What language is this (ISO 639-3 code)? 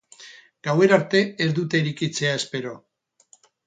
eus